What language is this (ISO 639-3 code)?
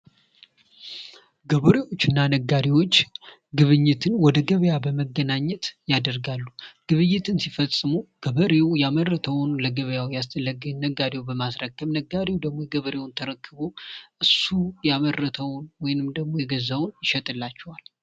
amh